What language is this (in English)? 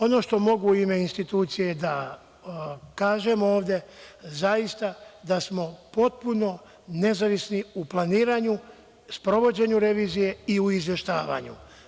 Serbian